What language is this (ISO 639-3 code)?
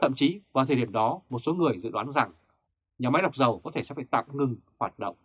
vie